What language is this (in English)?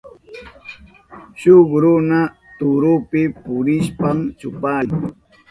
Southern Pastaza Quechua